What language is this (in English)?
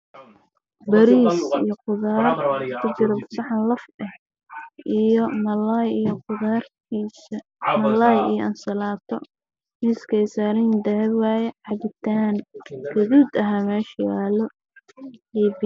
Somali